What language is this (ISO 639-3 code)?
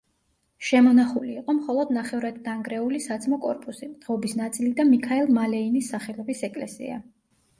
kat